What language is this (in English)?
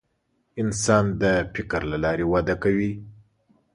Pashto